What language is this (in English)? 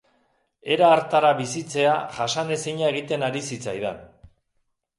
Basque